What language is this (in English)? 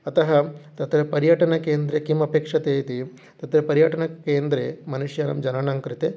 Sanskrit